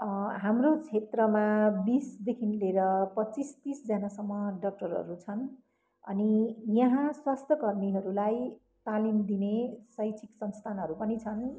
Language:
Nepali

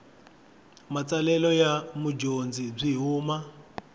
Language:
Tsonga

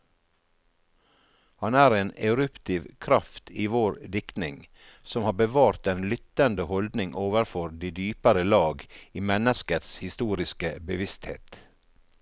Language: Norwegian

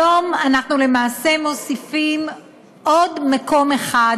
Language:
Hebrew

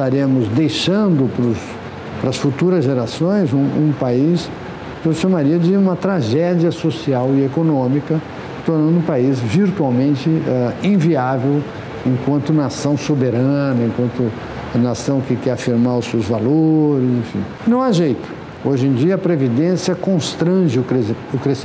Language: Portuguese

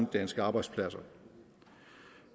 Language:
Danish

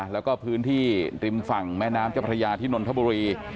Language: Thai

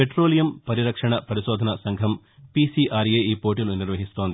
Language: Telugu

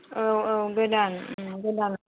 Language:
Bodo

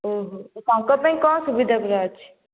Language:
Odia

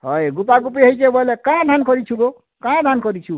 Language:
Odia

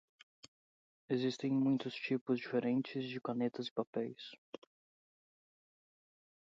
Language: Portuguese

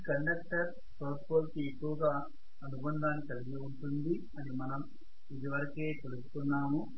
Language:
Telugu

